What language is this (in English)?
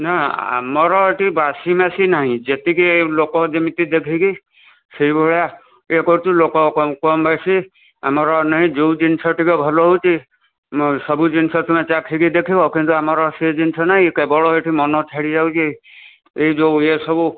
Odia